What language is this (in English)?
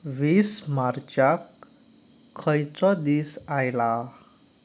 Konkani